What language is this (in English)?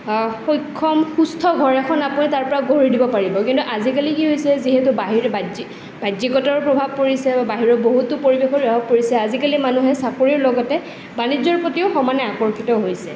Assamese